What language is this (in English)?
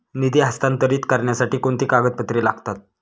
Marathi